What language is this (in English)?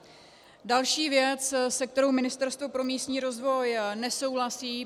Czech